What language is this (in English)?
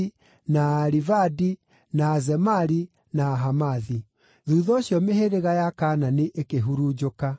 Kikuyu